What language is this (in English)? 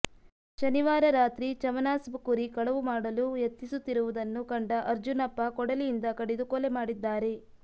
Kannada